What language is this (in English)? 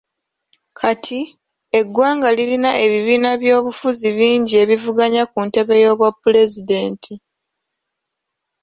Ganda